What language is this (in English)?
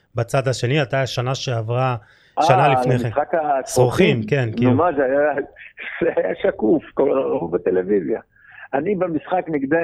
Hebrew